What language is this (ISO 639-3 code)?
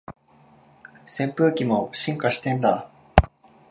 jpn